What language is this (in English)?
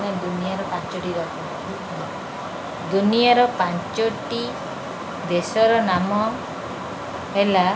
Odia